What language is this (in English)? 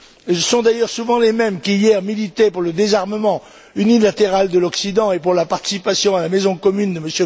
French